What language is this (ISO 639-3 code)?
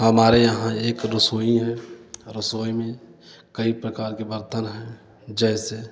hin